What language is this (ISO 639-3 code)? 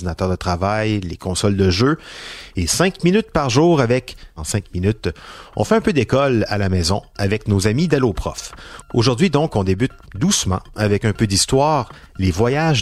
fra